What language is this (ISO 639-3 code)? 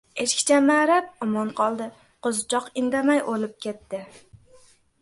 uzb